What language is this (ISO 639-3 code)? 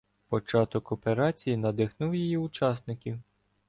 ukr